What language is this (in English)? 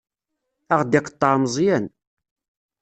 Kabyle